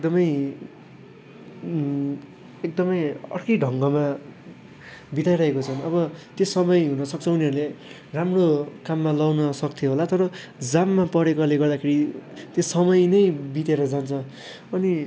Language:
Nepali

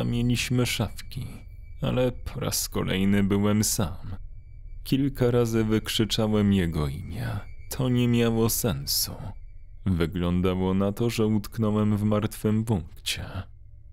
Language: Polish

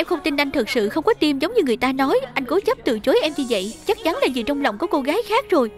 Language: Vietnamese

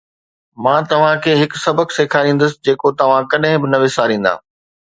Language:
Sindhi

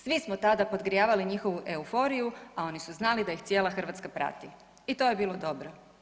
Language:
Croatian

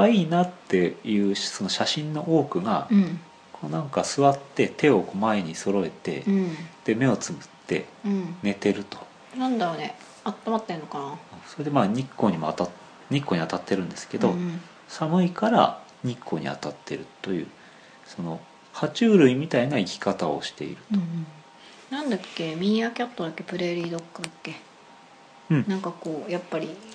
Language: Japanese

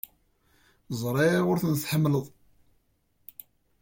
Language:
Kabyle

